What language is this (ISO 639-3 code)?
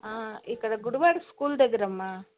tel